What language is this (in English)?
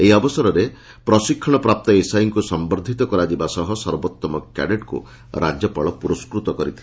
Odia